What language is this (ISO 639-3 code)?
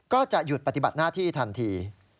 tha